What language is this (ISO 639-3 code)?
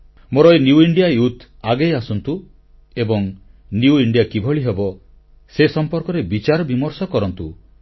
ori